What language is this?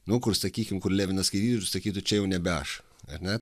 Lithuanian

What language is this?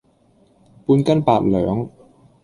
Cantonese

